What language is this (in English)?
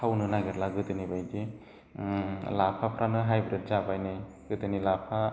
Bodo